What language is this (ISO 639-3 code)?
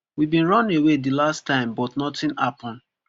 pcm